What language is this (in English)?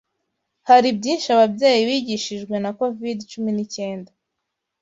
Kinyarwanda